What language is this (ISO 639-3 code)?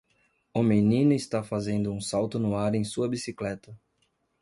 por